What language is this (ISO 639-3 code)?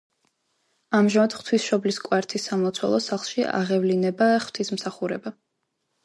kat